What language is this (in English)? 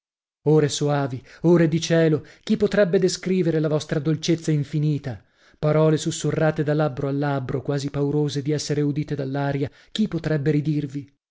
Italian